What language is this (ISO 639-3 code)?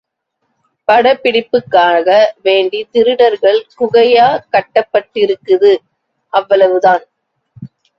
tam